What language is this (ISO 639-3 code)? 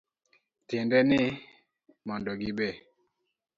luo